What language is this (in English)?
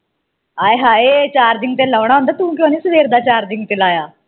Punjabi